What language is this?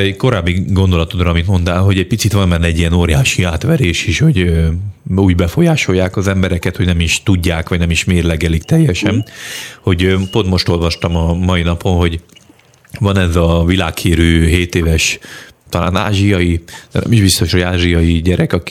Hungarian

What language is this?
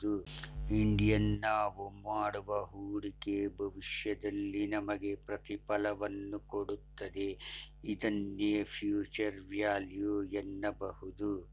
Kannada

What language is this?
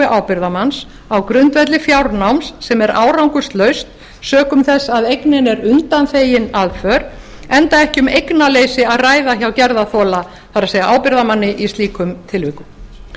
Icelandic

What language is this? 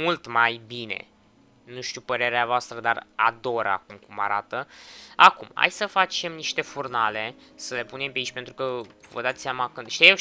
Romanian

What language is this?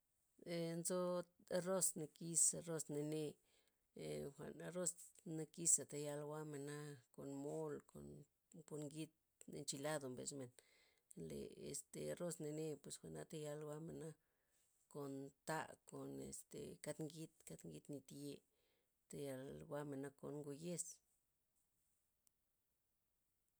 Loxicha Zapotec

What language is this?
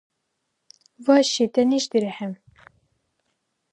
Dargwa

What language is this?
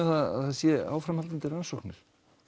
Icelandic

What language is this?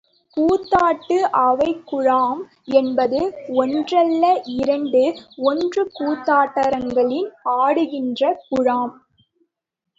Tamil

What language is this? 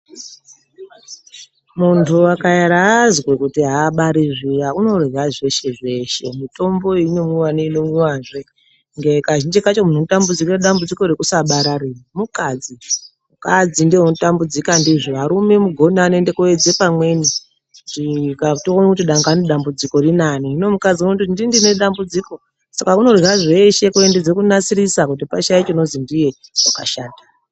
Ndau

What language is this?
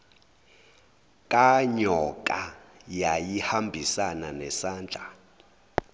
Zulu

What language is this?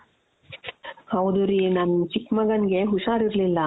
Kannada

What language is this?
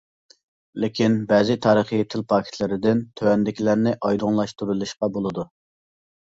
Uyghur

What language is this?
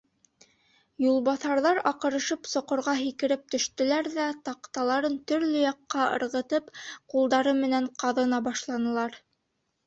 Bashkir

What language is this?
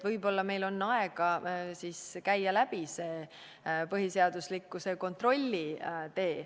Estonian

